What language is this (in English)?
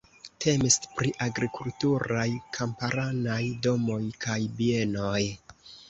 Esperanto